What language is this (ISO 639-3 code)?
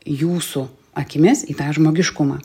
lit